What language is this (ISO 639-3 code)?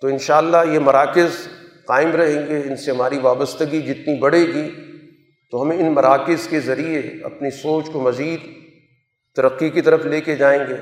urd